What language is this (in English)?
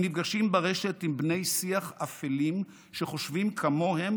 Hebrew